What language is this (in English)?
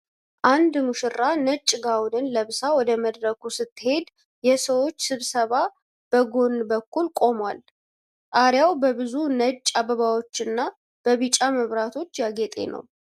Amharic